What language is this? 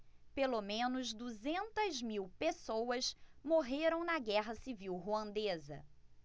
Portuguese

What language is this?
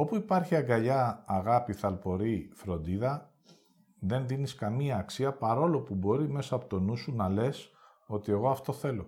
Greek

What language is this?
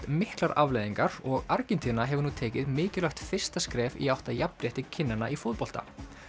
Icelandic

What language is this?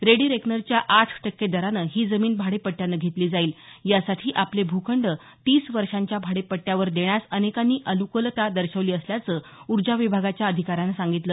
Marathi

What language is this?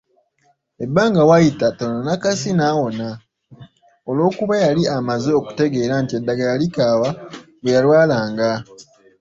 Ganda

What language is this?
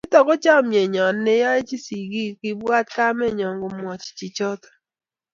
Kalenjin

